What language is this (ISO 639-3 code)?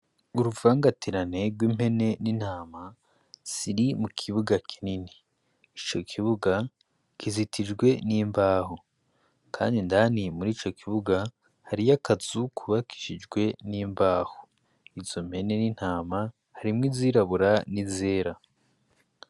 run